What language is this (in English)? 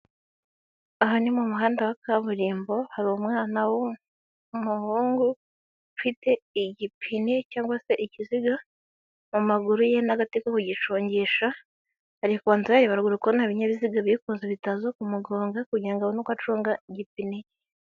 Kinyarwanda